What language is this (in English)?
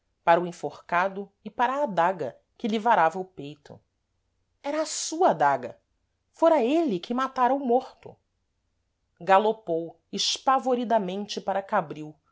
Portuguese